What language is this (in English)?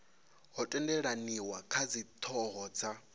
Venda